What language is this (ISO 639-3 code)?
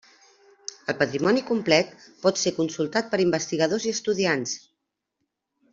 cat